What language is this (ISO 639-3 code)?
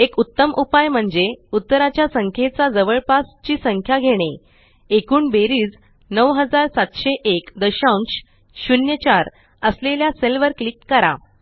mar